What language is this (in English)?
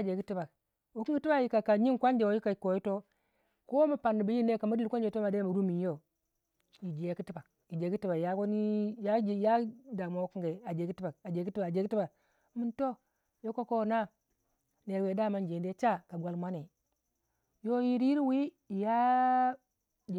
Waja